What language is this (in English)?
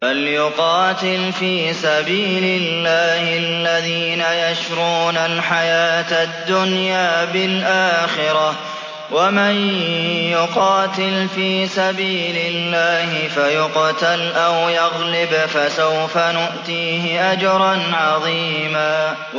Arabic